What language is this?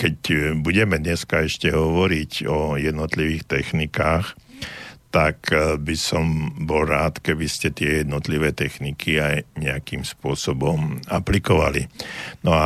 Slovak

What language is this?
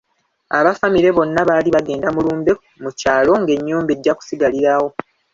Ganda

